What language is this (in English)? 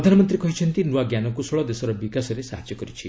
Odia